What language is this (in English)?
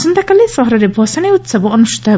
Odia